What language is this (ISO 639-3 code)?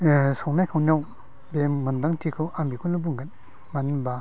brx